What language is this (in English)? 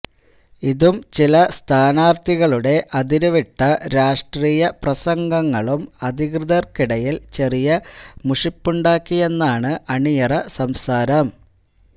Malayalam